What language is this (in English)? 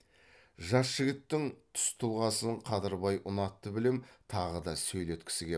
Kazakh